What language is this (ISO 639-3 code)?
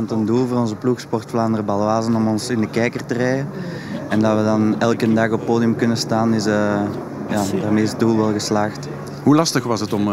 nld